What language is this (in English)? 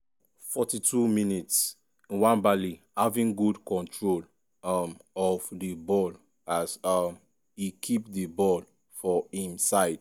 Nigerian Pidgin